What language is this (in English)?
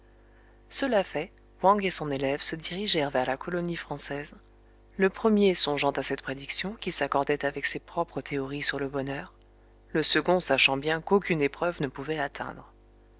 French